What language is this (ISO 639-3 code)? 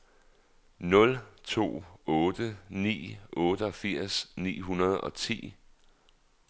dan